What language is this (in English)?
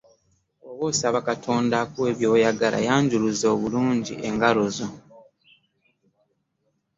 Ganda